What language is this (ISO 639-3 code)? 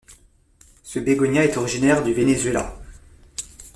fra